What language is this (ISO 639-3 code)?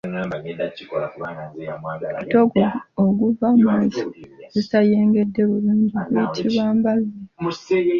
lug